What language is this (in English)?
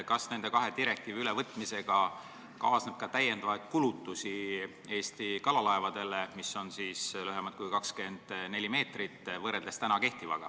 Estonian